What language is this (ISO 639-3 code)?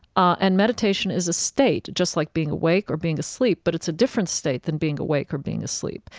eng